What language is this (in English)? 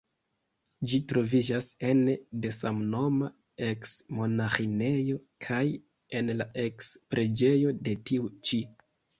Esperanto